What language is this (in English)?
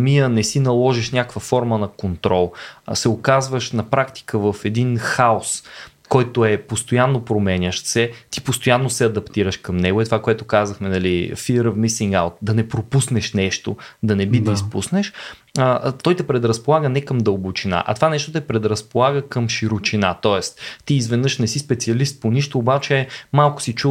Bulgarian